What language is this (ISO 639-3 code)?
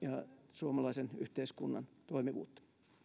fin